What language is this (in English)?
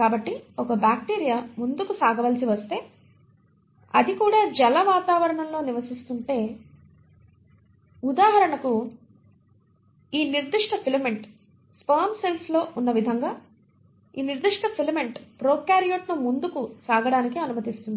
Telugu